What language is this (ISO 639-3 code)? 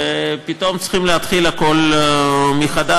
heb